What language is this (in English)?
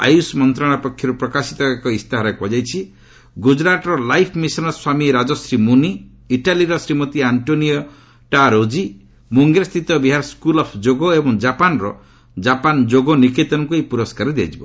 Odia